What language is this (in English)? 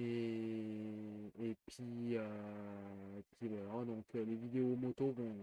French